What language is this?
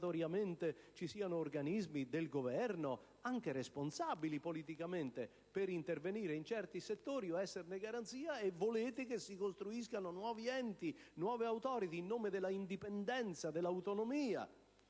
Italian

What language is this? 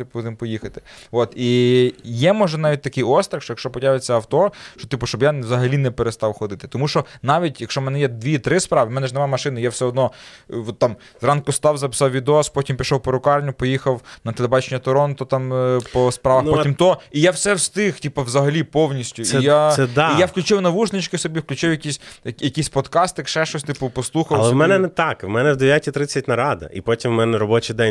Ukrainian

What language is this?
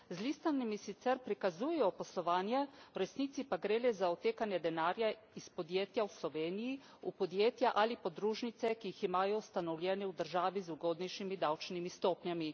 Slovenian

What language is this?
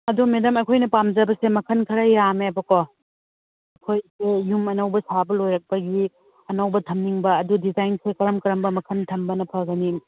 Manipuri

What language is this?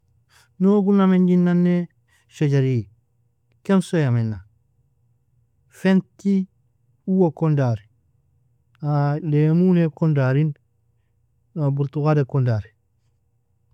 Nobiin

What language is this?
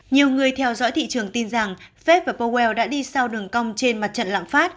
Vietnamese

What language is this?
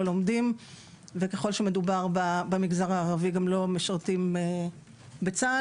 Hebrew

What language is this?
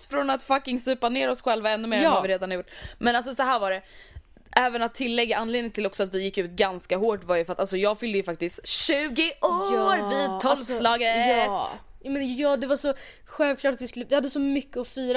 Swedish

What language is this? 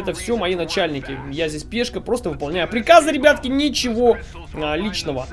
Russian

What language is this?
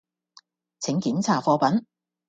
Cantonese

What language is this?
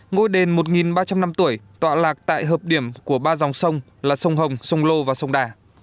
Vietnamese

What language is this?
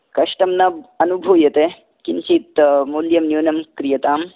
Sanskrit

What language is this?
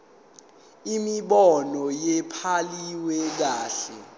Zulu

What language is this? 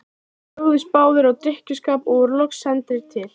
Icelandic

